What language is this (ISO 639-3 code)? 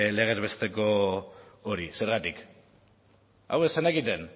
eus